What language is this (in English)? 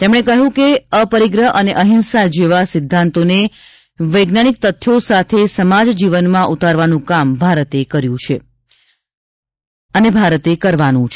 Gujarati